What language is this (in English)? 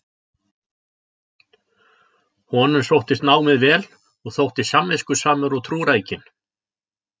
Icelandic